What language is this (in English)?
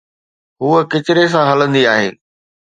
Sindhi